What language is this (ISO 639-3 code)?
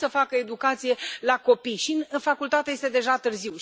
ron